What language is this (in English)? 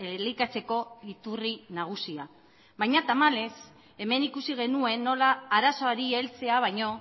Basque